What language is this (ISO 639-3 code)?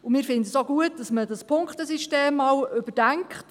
gsw